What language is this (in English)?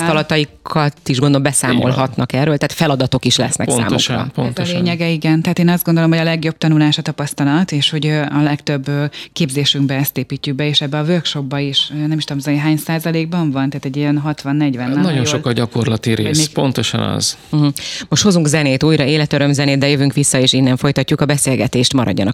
Hungarian